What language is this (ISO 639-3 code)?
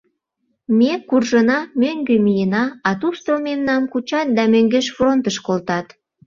chm